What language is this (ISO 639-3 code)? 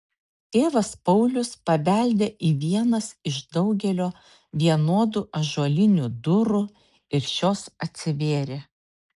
lit